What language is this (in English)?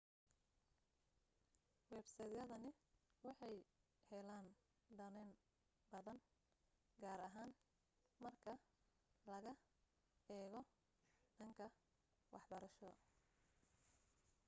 Somali